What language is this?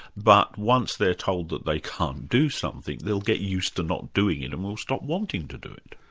English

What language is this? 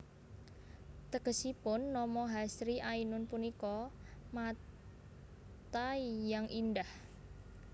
Javanese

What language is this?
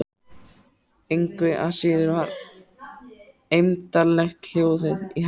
Icelandic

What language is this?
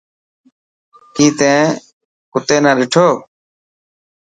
Dhatki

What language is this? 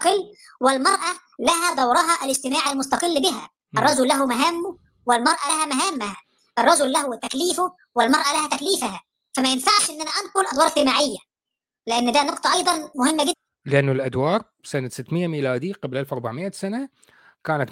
Arabic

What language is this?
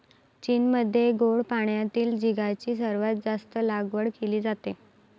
Marathi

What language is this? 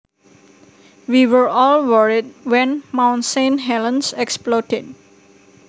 Javanese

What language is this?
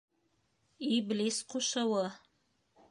Bashkir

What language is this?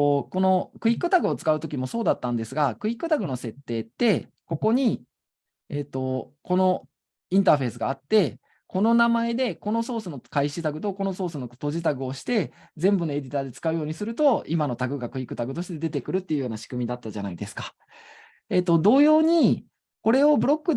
Japanese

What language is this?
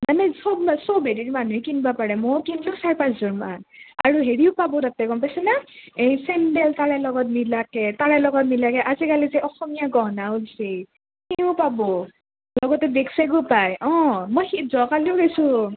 Assamese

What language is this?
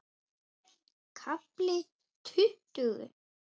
Icelandic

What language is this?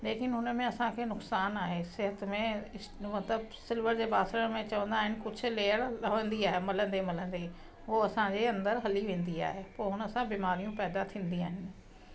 Sindhi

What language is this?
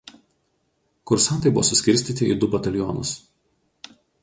Lithuanian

